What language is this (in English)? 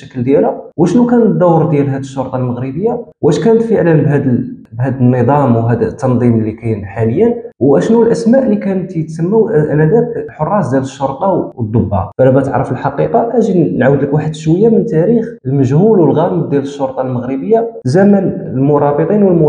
Arabic